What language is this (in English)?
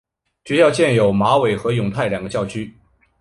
Chinese